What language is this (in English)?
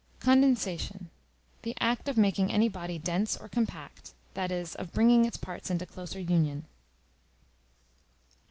English